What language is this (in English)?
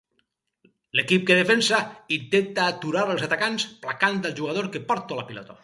Catalan